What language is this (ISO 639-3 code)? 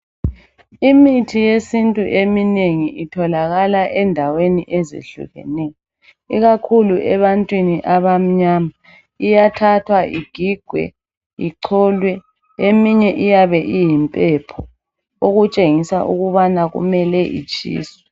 nde